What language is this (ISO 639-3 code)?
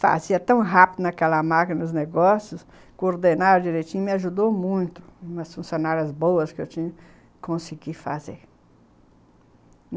por